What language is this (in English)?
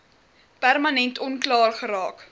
Afrikaans